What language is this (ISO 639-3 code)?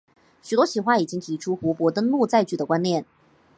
zho